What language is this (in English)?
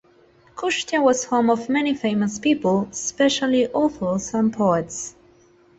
English